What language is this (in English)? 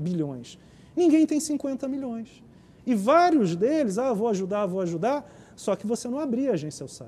Portuguese